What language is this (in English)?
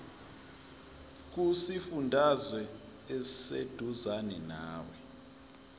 Zulu